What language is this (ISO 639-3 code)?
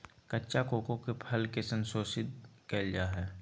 mag